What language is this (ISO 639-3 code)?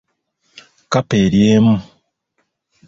lug